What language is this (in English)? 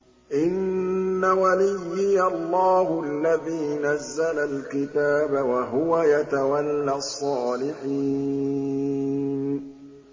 Arabic